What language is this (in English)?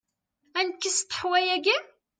Kabyle